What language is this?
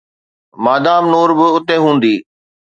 Sindhi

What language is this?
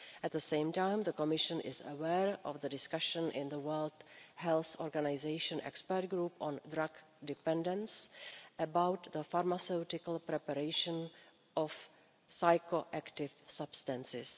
English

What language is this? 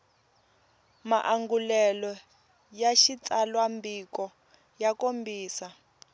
Tsonga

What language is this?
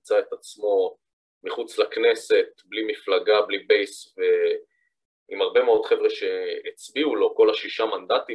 Hebrew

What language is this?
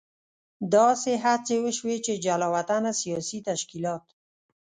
Pashto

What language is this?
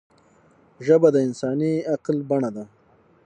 Pashto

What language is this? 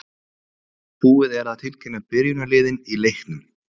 Icelandic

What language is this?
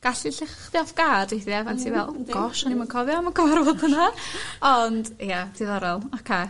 Welsh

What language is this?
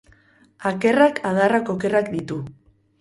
Basque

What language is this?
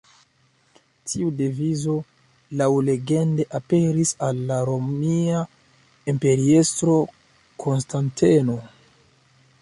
Esperanto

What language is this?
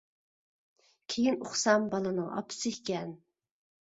Uyghur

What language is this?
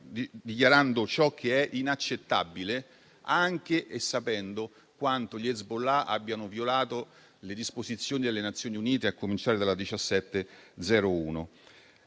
Italian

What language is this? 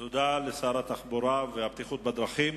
Hebrew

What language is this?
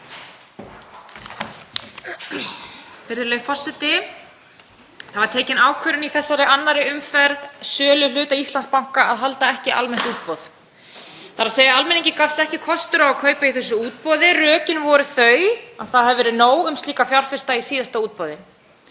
Icelandic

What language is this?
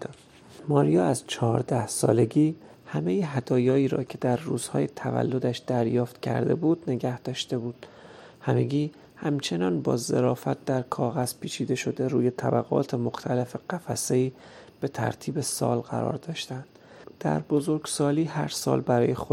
Persian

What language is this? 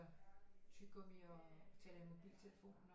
Danish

